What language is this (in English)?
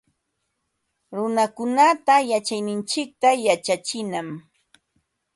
Ambo-Pasco Quechua